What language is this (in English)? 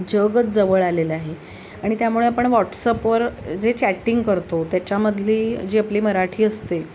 Marathi